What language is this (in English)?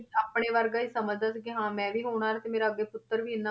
Punjabi